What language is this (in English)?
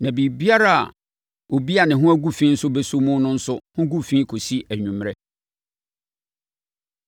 Akan